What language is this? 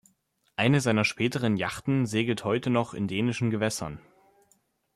German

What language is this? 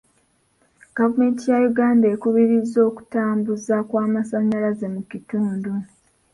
Ganda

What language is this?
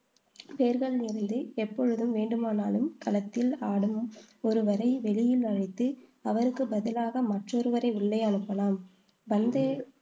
Tamil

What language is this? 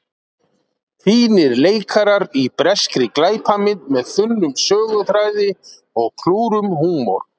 Icelandic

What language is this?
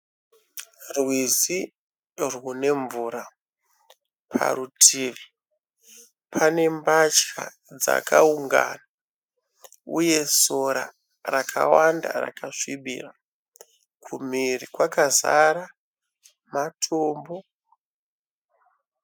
Shona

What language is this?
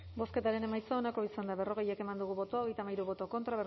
Basque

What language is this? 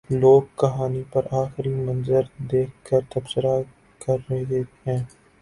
Urdu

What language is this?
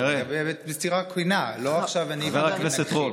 Hebrew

